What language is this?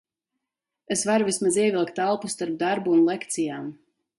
Latvian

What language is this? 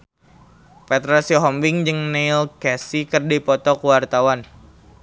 Sundanese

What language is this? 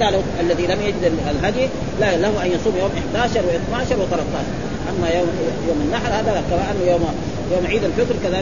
Arabic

